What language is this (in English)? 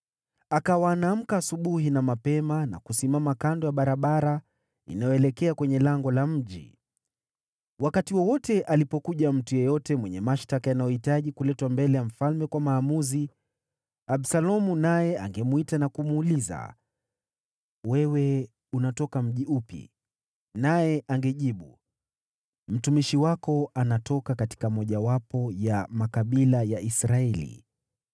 Swahili